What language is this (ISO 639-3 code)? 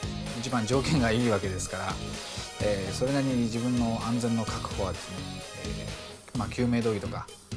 jpn